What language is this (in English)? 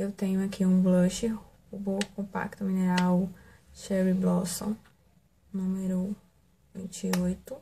Portuguese